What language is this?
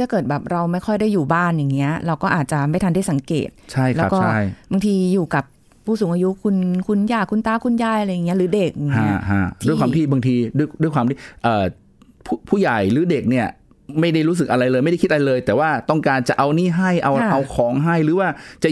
Thai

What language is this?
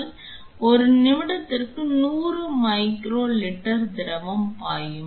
Tamil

